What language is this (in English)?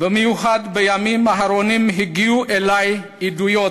Hebrew